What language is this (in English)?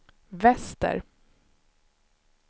Swedish